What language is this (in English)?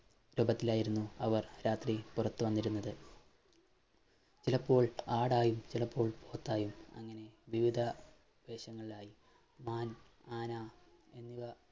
Malayalam